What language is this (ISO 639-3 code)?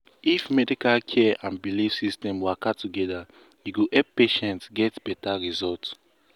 pcm